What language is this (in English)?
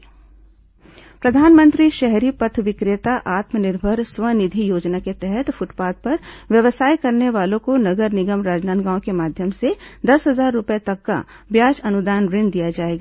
Hindi